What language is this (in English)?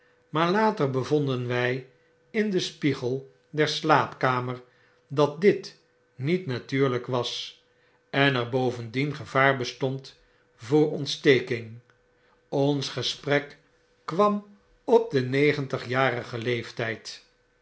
Dutch